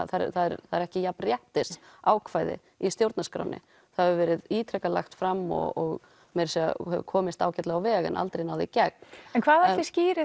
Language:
Icelandic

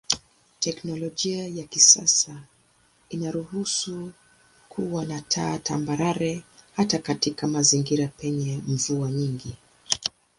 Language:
Swahili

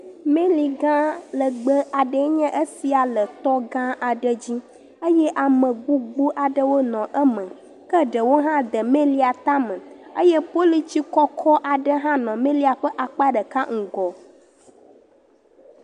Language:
Ewe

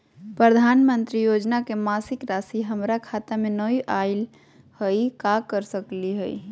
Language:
Magahi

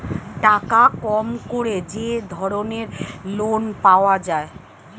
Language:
Bangla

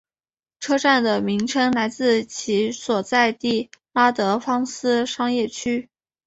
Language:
Chinese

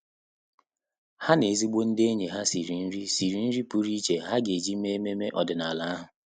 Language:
Igbo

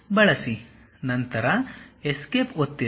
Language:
Kannada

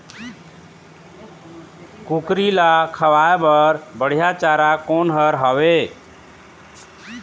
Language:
Chhattisgarhi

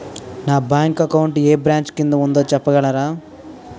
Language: Telugu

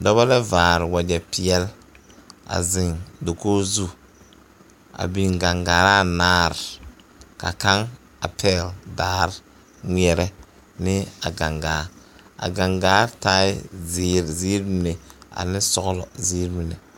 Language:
Southern Dagaare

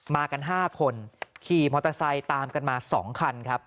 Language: Thai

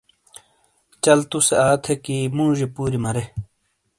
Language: Shina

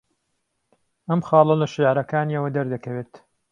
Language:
Central Kurdish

